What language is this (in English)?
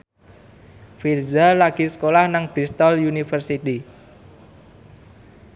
Javanese